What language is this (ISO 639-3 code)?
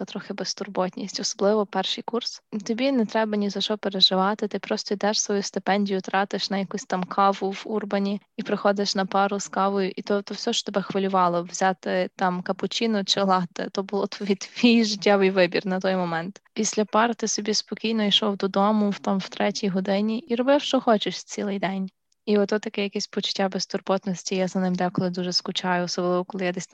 ukr